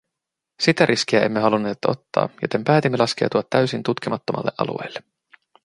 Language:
Finnish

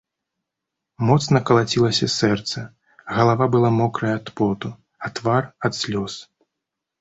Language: Belarusian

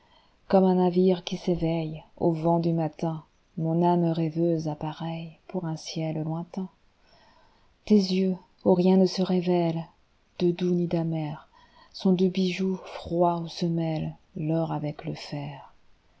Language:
French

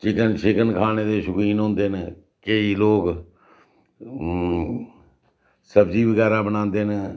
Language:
Dogri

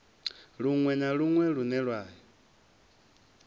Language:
Venda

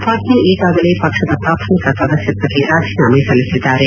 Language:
Kannada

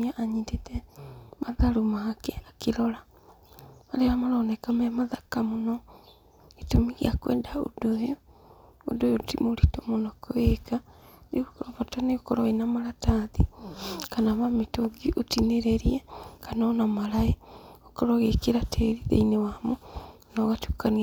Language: Kikuyu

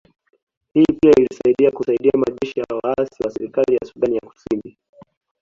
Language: Swahili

